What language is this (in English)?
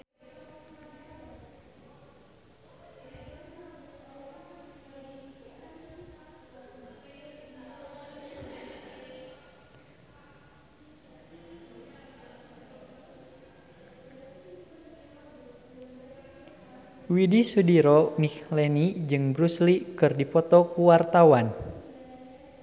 Sundanese